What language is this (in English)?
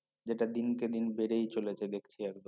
Bangla